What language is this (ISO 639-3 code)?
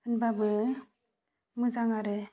brx